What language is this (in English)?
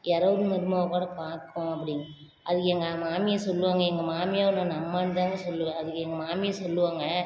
Tamil